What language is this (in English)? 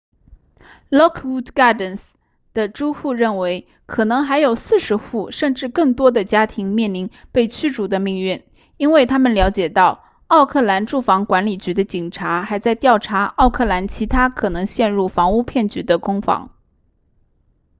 Chinese